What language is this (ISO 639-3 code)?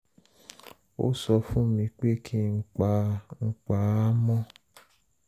yor